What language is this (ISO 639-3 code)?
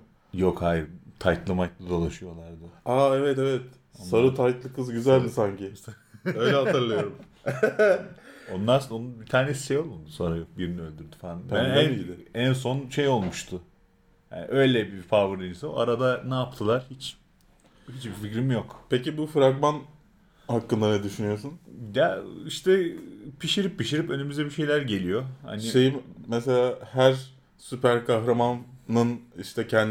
tur